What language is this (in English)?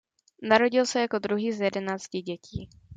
Czech